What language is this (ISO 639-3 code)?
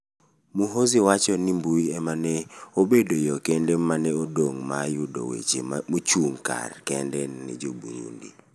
luo